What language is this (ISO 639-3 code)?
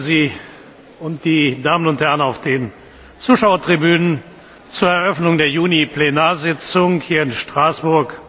deu